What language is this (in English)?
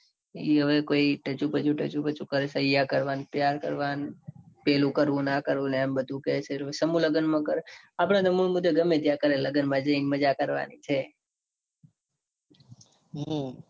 Gujarati